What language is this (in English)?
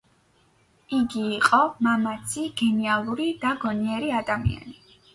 Georgian